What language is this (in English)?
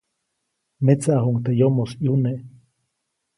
Copainalá Zoque